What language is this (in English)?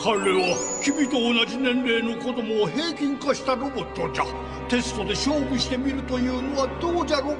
Japanese